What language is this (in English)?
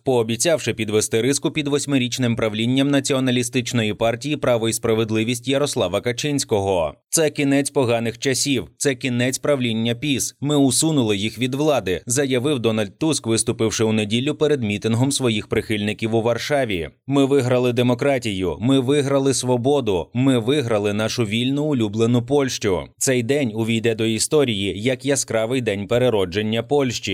Ukrainian